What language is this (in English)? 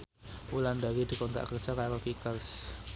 Javanese